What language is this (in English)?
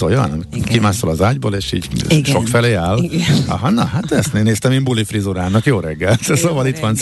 Hungarian